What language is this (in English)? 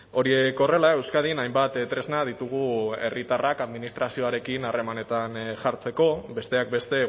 Basque